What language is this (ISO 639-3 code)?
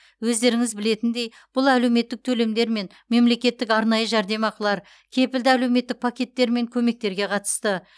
kaz